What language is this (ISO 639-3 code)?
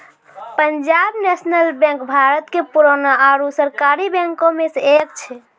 mai